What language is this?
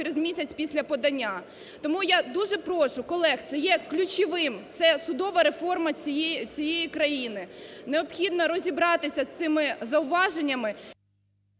Ukrainian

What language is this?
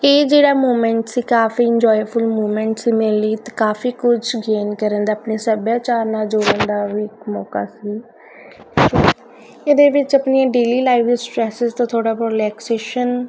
Punjabi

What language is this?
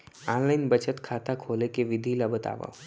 Chhattisgarhi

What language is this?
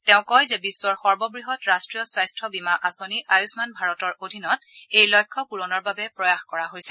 Assamese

